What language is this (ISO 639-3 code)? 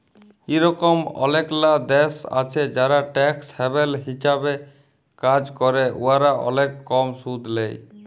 ben